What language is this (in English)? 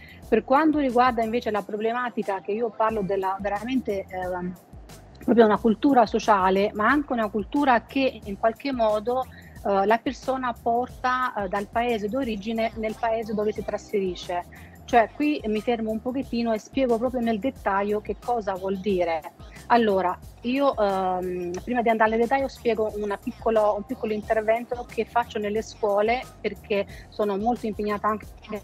Italian